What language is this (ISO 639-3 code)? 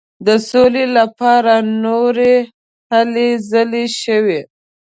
pus